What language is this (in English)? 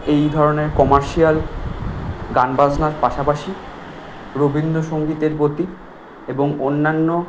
Bangla